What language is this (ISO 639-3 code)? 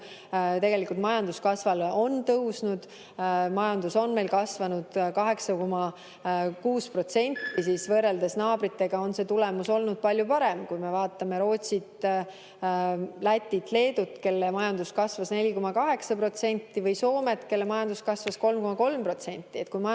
est